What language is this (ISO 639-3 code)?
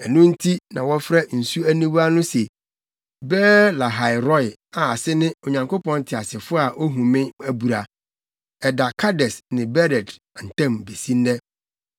aka